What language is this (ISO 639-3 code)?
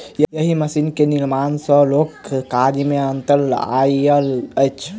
mai